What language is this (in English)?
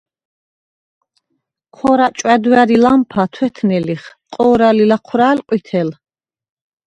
Svan